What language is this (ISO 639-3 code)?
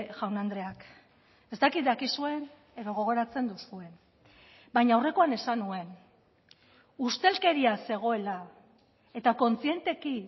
eus